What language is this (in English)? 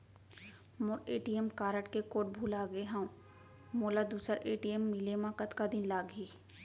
Chhattisgarhi